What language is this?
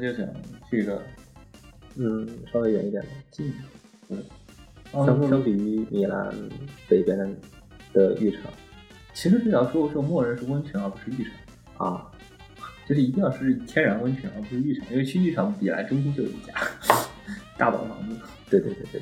Chinese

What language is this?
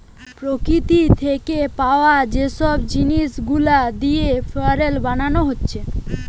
Bangla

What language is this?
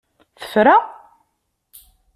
Kabyle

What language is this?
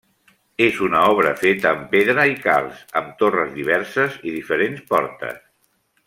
Catalan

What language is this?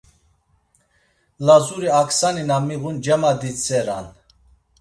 Laz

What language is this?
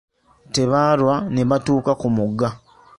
Ganda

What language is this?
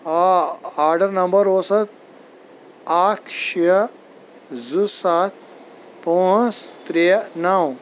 Kashmiri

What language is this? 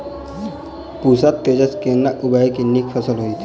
Maithili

